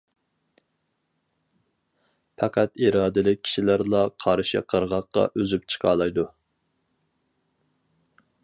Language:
Uyghur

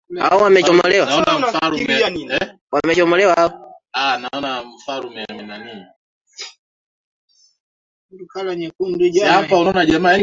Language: Swahili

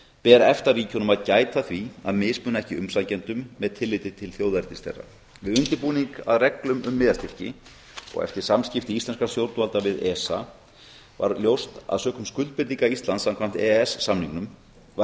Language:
Icelandic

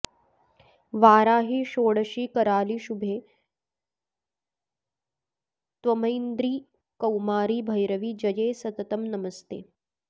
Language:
Sanskrit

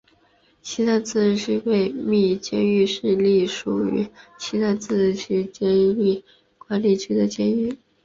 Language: Chinese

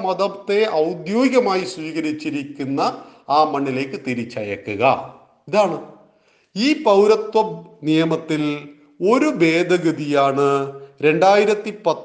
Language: Malayalam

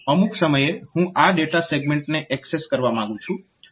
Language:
Gujarati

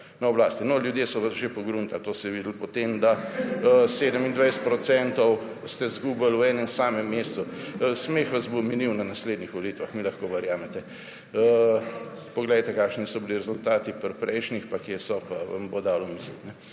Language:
Slovenian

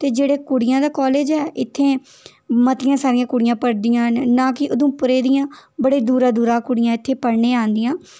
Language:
Dogri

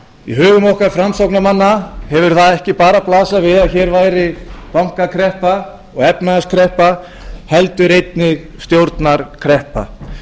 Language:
Icelandic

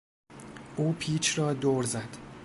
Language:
Persian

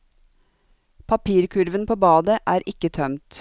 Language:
Norwegian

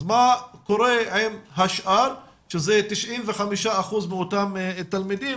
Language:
Hebrew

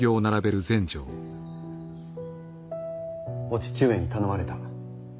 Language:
Japanese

